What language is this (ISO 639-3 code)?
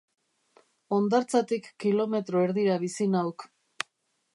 eus